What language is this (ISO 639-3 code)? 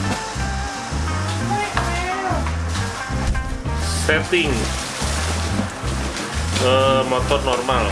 ind